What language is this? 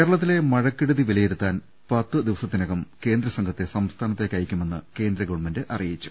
Malayalam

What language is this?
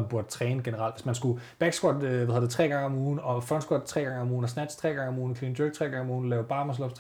Danish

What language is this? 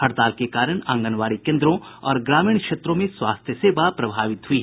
Hindi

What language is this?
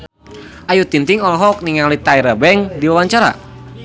Sundanese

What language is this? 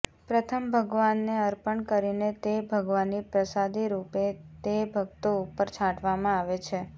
Gujarati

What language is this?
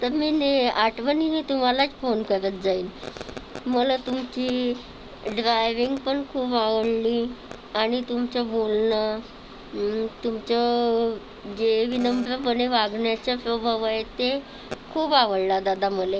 Marathi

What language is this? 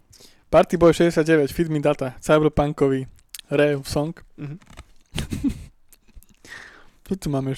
Slovak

